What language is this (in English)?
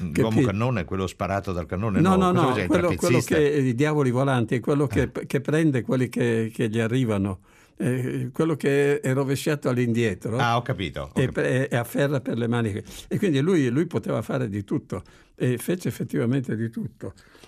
Italian